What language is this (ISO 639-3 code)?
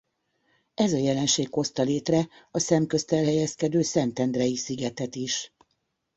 hun